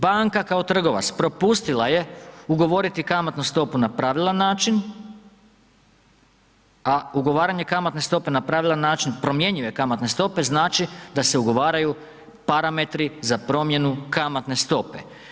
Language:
Croatian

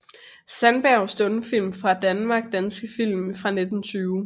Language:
Danish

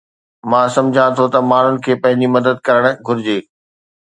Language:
Sindhi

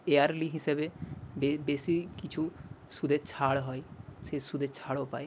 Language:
Bangla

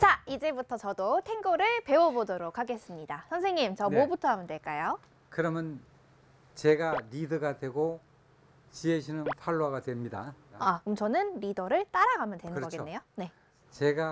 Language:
Korean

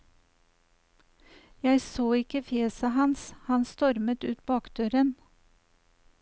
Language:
Norwegian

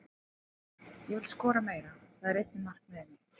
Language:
Icelandic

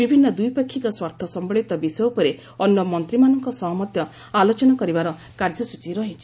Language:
Odia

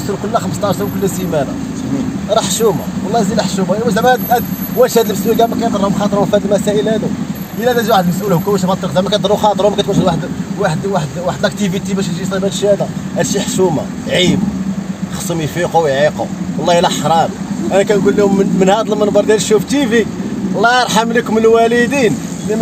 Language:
Arabic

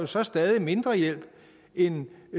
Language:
Danish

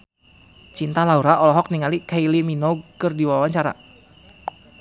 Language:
Sundanese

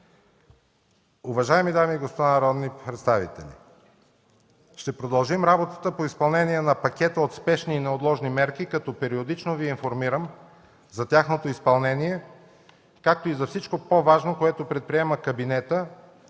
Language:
Bulgarian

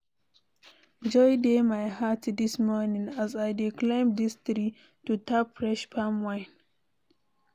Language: Nigerian Pidgin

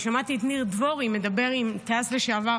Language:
Hebrew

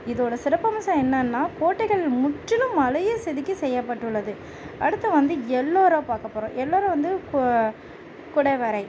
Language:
Tamil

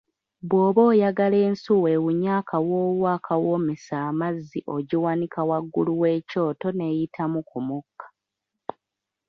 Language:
Ganda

